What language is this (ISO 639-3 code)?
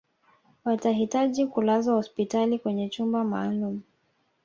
swa